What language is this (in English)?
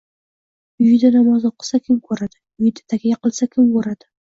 Uzbek